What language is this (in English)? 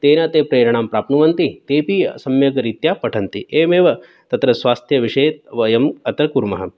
Sanskrit